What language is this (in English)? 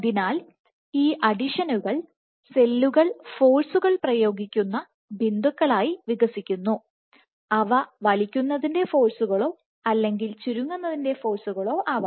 Malayalam